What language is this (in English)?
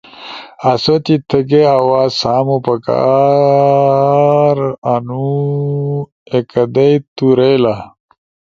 Ushojo